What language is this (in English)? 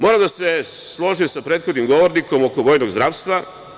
Serbian